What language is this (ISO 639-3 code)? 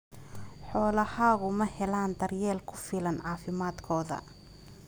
som